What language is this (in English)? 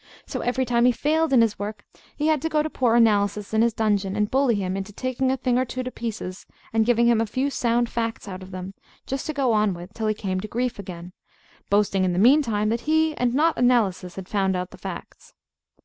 English